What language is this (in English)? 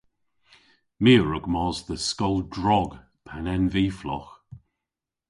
Cornish